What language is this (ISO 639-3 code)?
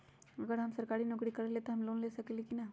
mag